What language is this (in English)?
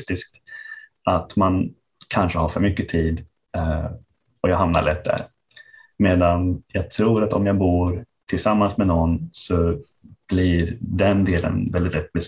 Swedish